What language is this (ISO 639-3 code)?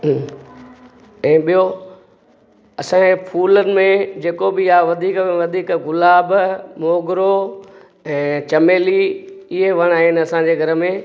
snd